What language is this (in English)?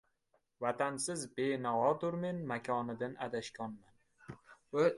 Uzbek